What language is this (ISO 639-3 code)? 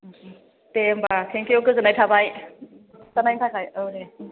brx